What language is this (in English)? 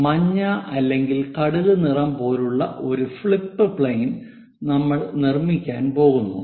Malayalam